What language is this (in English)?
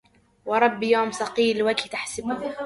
Arabic